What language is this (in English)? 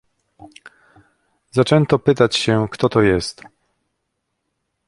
Polish